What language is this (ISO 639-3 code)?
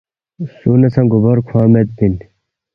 bft